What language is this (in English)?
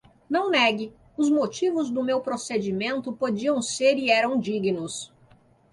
Portuguese